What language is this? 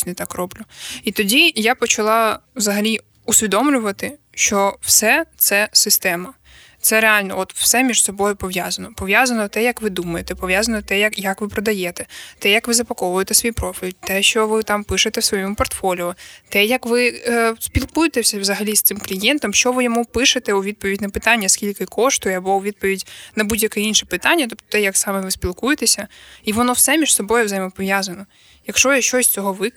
Ukrainian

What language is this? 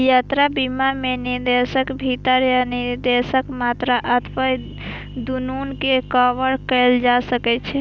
Maithili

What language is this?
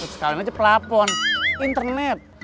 Indonesian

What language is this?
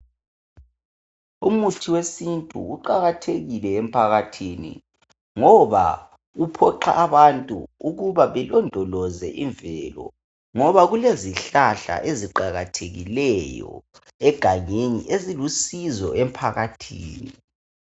North Ndebele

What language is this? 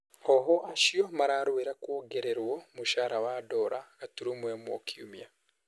Kikuyu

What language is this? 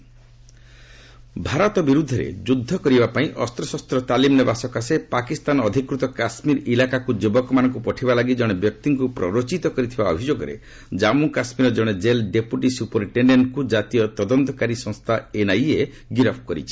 Odia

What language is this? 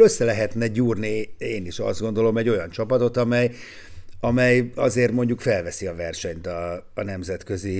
Hungarian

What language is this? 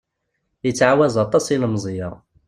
Kabyle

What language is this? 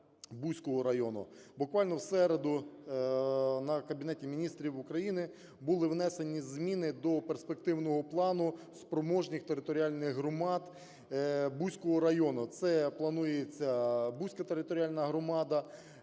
Ukrainian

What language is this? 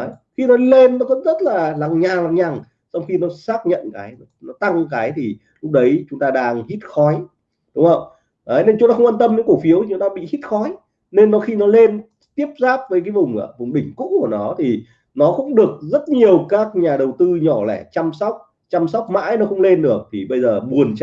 Vietnamese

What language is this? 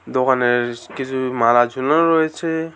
Bangla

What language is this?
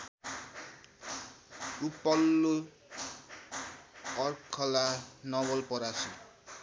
Nepali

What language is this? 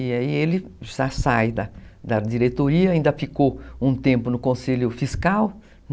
Portuguese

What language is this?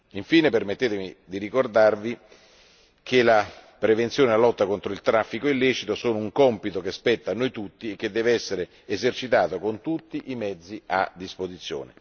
Italian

